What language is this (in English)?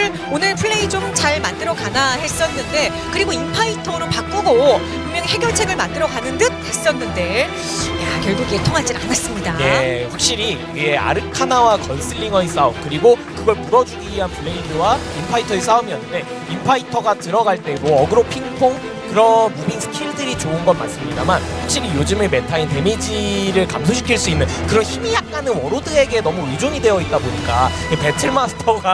Korean